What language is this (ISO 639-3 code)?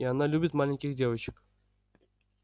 rus